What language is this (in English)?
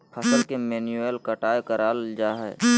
Magahi